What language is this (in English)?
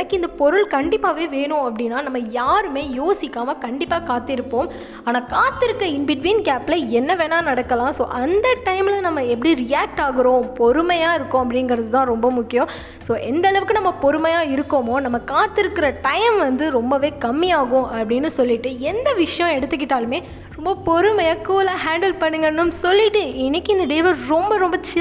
Tamil